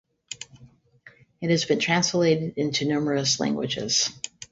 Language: English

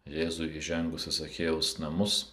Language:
Lithuanian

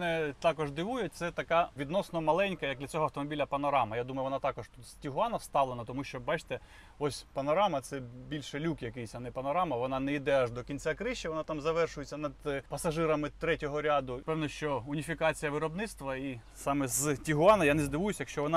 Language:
Ukrainian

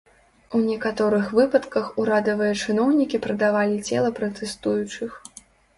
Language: Belarusian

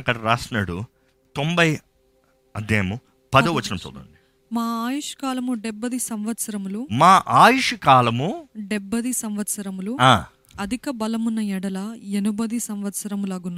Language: Telugu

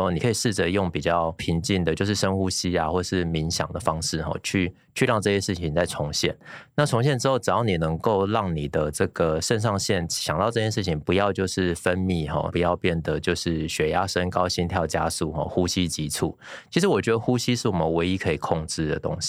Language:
Chinese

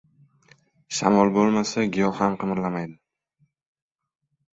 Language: Uzbek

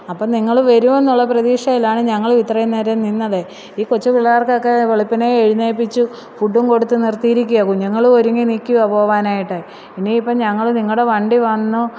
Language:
Malayalam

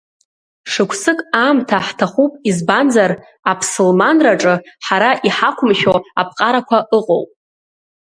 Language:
Abkhazian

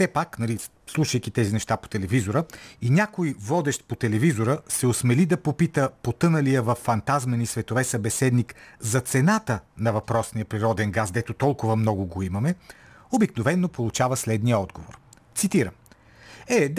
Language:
Bulgarian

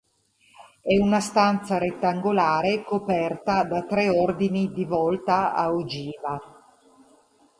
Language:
Italian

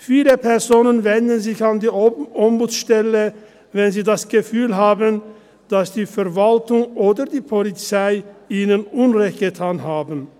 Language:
Swiss German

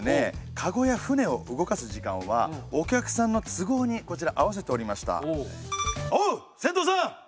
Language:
Japanese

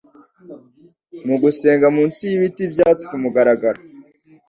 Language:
Kinyarwanda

